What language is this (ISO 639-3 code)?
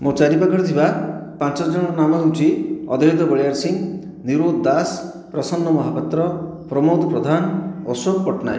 ori